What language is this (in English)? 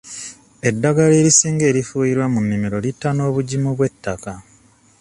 Ganda